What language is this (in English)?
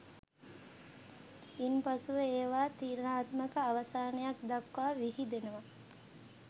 Sinhala